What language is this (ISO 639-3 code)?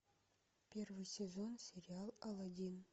rus